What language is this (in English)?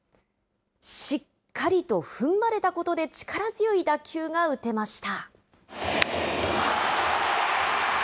Japanese